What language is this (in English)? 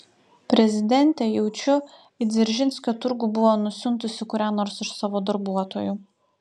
Lithuanian